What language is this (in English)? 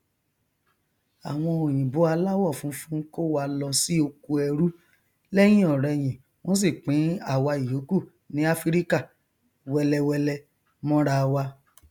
Yoruba